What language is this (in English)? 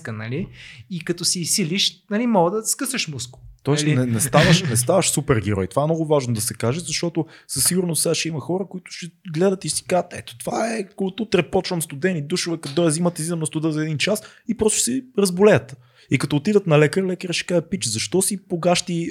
Bulgarian